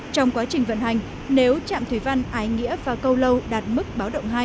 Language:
Vietnamese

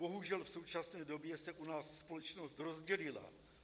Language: Czech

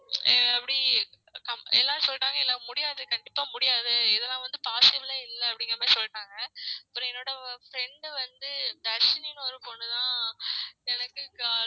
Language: Tamil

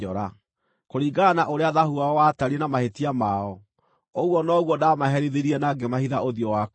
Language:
Kikuyu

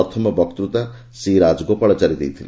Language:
Odia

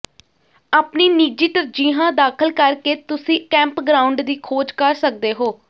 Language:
Punjabi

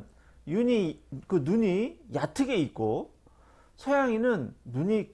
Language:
Korean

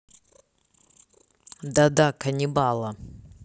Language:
Russian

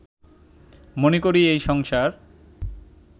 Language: Bangla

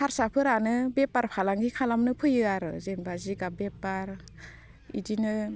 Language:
Bodo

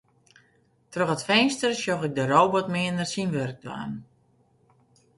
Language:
Western Frisian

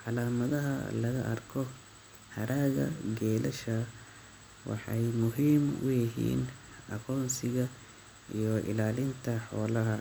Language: Somali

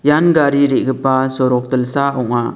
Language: Garo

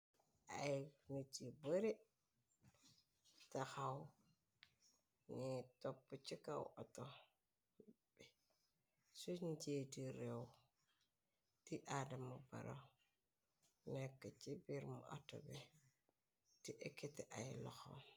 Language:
Wolof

